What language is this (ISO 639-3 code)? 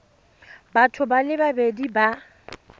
tsn